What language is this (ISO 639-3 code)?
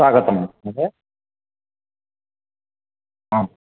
san